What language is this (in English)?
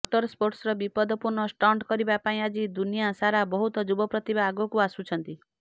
Odia